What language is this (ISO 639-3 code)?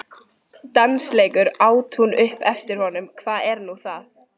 isl